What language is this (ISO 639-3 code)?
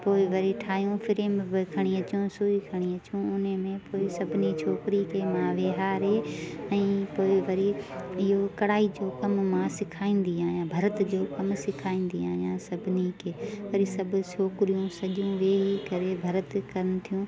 snd